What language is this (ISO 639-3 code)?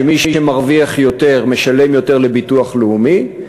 heb